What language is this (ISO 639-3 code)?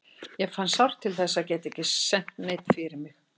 isl